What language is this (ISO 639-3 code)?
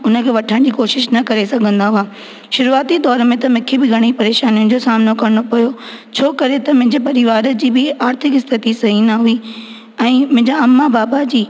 snd